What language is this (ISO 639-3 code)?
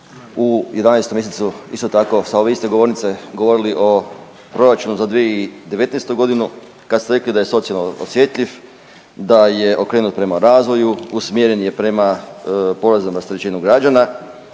hrv